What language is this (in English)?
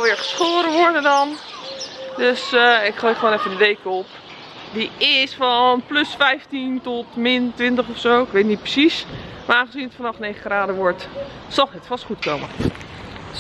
Dutch